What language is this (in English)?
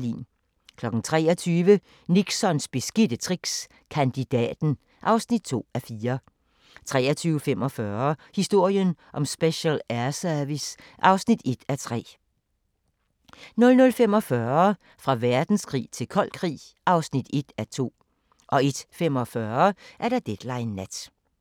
Danish